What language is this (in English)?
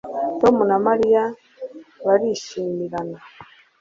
Kinyarwanda